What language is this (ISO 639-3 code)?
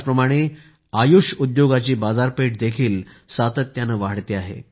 mar